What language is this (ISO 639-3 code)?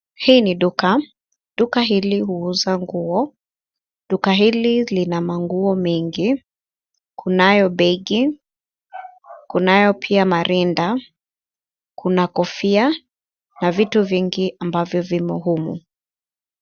swa